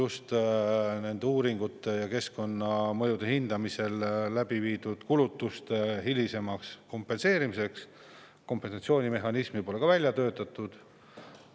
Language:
Estonian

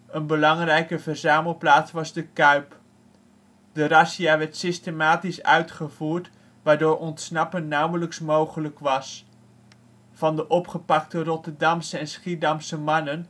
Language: Dutch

